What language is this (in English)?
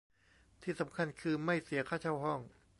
Thai